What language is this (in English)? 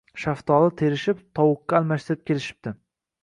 Uzbek